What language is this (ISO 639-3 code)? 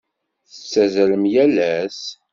kab